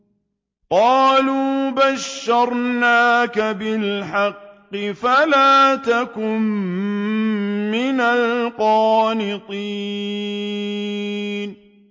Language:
Arabic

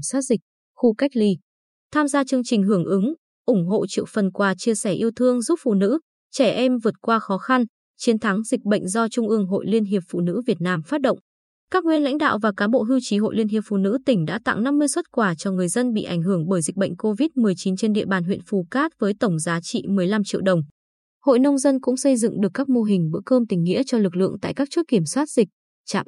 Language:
Vietnamese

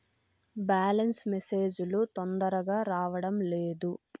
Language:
Telugu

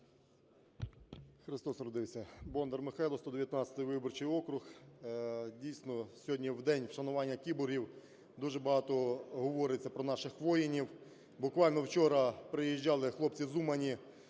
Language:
Ukrainian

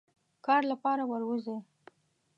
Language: Pashto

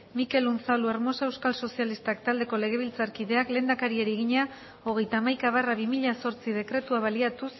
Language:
Basque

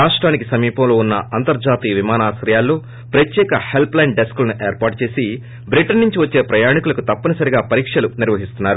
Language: Telugu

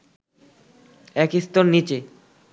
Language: Bangla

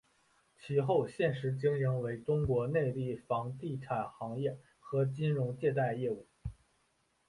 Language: Chinese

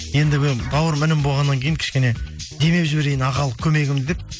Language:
Kazakh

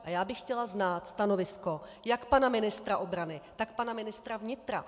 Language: Czech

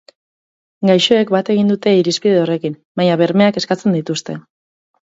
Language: Basque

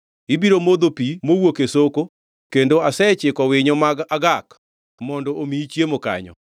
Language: Luo (Kenya and Tanzania)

